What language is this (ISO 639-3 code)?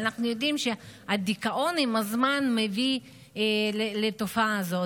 heb